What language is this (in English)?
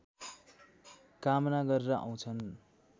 Nepali